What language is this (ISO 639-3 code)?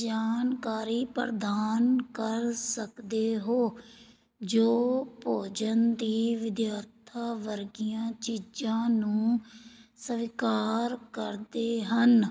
pan